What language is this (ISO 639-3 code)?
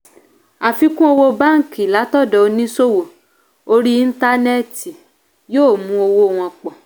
yor